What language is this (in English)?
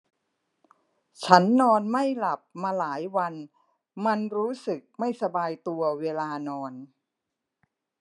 Thai